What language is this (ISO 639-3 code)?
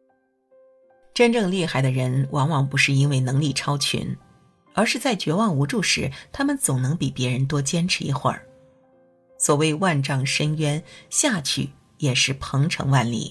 zho